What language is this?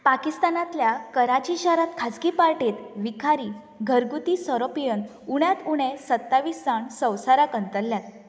Konkani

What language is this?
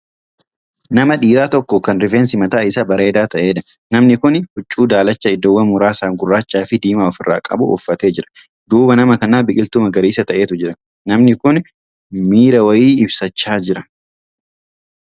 Oromo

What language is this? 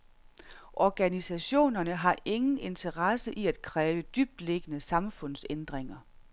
Danish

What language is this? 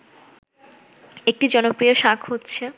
Bangla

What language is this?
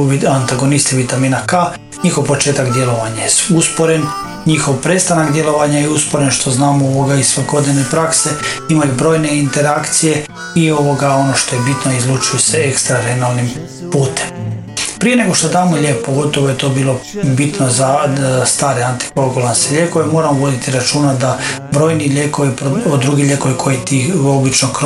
Croatian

